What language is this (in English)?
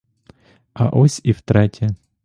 Ukrainian